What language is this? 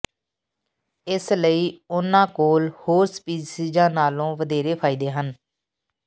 Punjabi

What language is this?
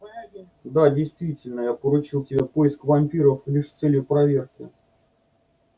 Russian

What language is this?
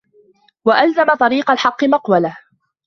Arabic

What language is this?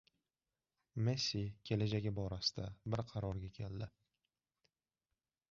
Uzbek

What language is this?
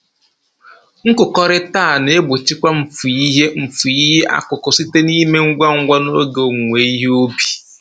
Igbo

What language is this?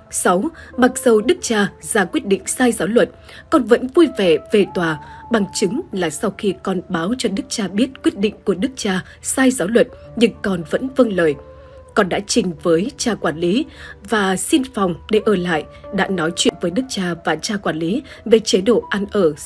Vietnamese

